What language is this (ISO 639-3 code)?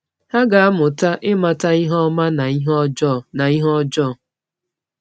ibo